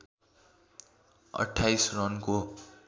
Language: Nepali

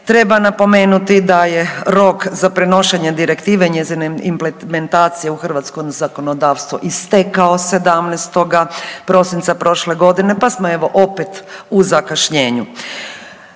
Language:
Croatian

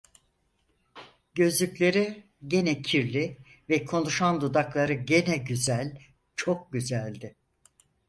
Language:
Turkish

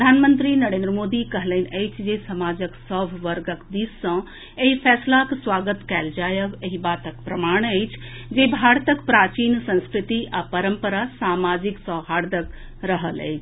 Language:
Maithili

